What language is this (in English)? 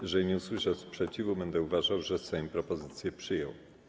Polish